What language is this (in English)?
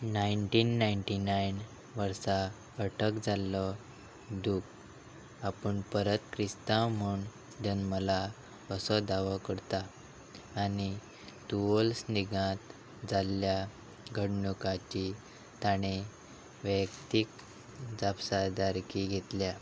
Konkani